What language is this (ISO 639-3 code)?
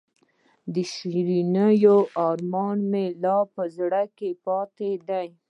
pus